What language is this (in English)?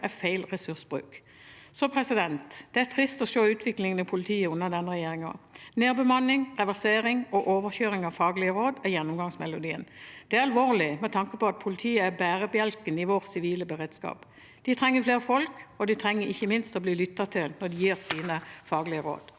Norwegian